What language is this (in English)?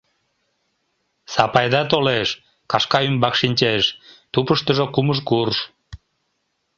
Mari